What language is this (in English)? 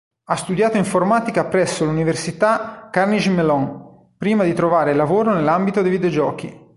Italian